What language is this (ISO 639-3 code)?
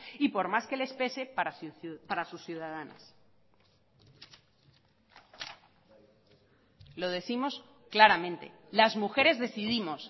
spa